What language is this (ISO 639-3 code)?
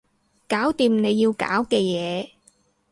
yue